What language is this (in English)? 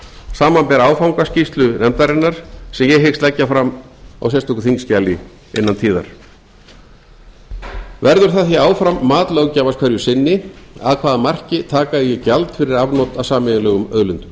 Icelandic